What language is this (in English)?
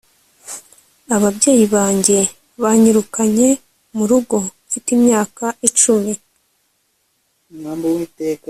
Kinyarwanda